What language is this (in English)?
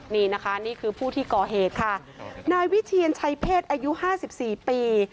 Thai